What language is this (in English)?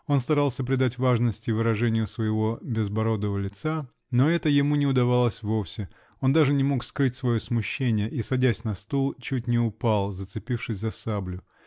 Russian